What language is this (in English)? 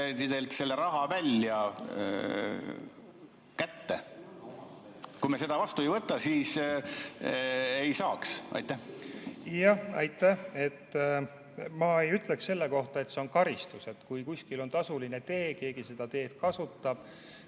Estonian